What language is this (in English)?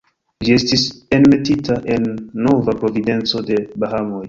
Esperanto